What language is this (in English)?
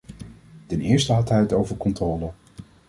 Dutch